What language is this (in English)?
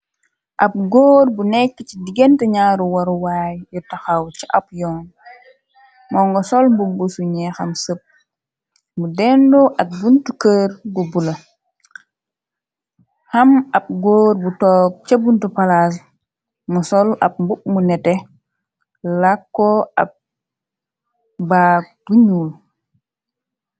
Wolof